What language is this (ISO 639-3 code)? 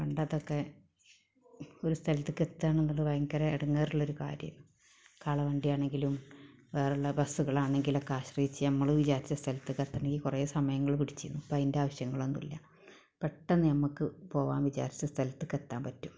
mal